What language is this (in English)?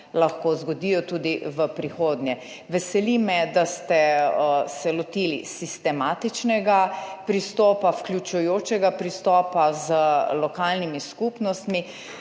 Slovenian